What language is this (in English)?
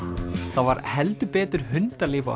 Icelandic